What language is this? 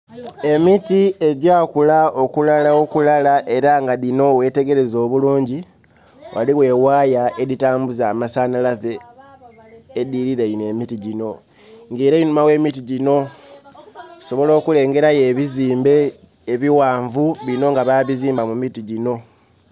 Soga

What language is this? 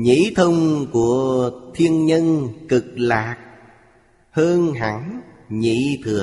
Vietnamese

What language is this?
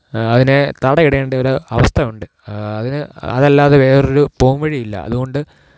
Malayalam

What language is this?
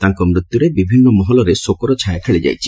Odia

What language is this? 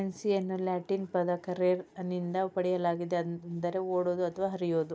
Kannada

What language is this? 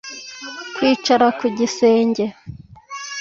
Kinyarwanda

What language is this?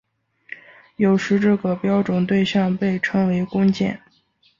Chinese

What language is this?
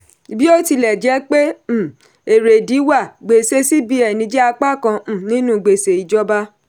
Yoruba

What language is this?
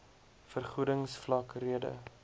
Afrikaans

